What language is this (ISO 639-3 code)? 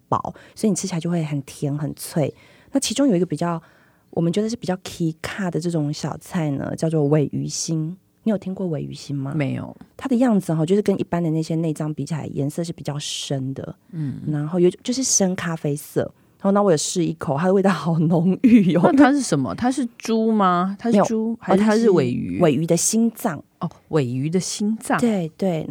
zho